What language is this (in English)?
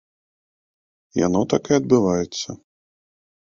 Belarusian